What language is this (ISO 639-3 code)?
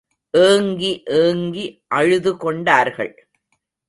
tam